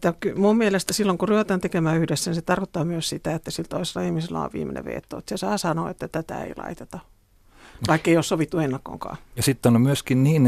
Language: Finnish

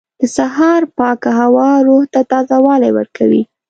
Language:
Pashto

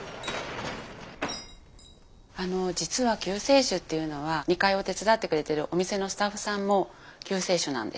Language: Japanese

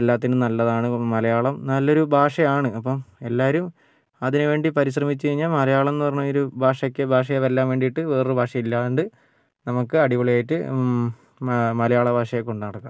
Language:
Malayalam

